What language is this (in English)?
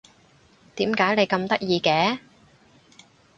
Cantonese